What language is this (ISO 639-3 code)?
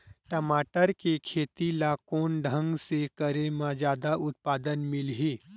hne